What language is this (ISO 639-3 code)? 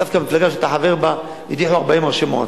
heb